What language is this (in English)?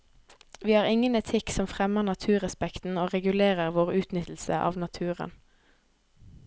Norwegian